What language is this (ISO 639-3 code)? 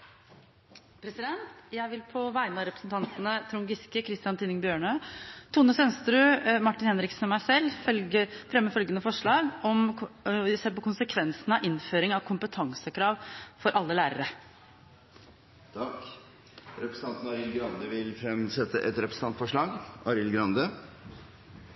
nob